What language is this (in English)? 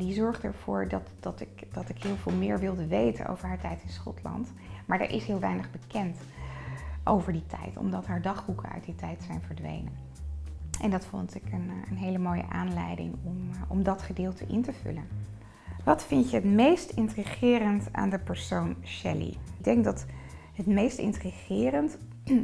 Dutch